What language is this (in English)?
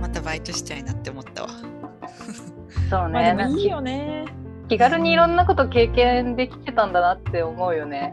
Japanese